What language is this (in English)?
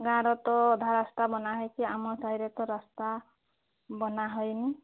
Odia